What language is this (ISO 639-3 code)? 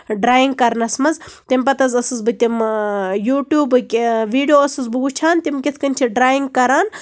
kas